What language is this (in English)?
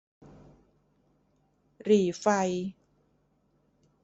Thai